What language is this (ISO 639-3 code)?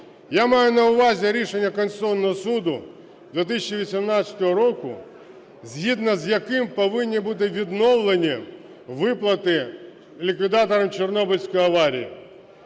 ukr